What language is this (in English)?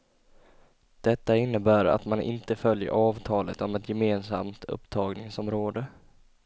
Swedish